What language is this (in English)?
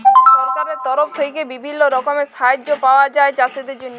Bangla